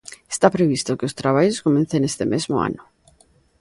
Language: Galician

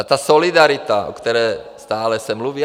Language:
Czech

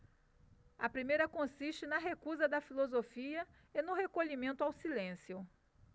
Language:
Portuguese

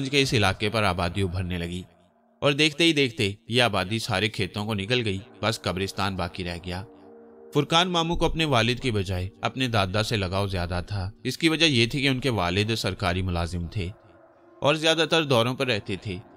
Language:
Hindi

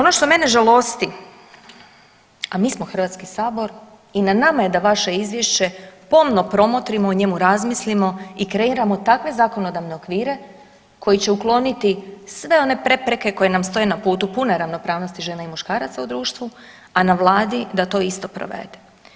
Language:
Croatian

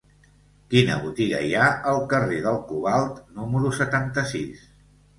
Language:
Catalan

